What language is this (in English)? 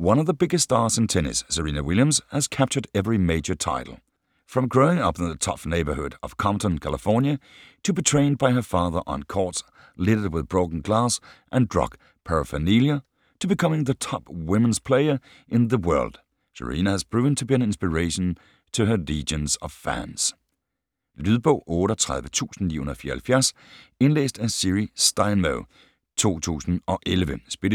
Danish